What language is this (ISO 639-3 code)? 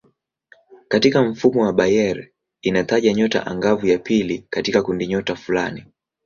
swa